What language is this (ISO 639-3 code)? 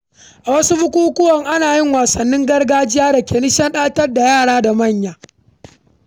hau